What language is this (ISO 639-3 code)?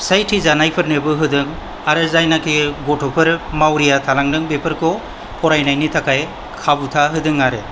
brx